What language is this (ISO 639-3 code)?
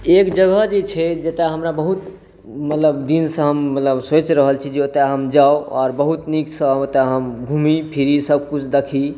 mai